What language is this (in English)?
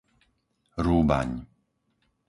Slovak